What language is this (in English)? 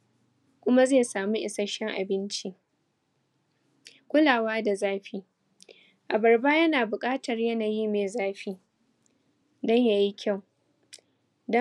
Hausa